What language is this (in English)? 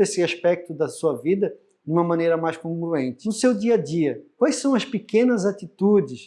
Portuguese